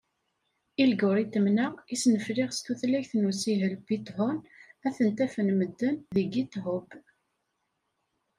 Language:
Kabyle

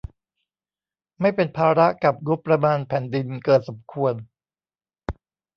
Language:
Thai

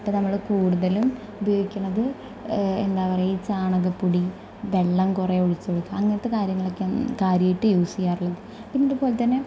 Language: Malayalam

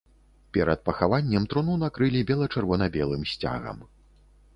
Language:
Belarusian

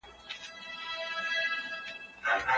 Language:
Pashto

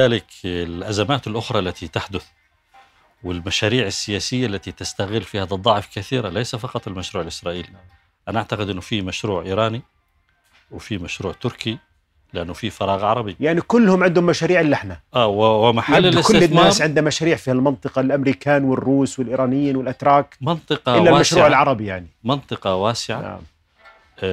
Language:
Arabic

